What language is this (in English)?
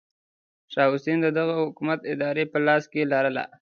Pashto